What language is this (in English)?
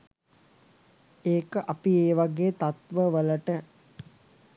Sinhala